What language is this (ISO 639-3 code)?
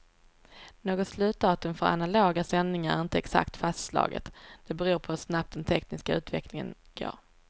swe